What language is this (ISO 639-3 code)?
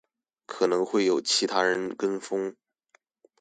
zho